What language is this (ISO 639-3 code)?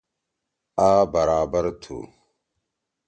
trw